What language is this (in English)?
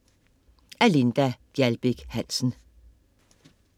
Danish